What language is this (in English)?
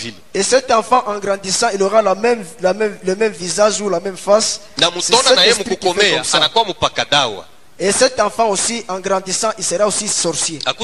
French